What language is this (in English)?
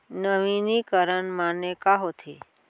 Chhattisgarhi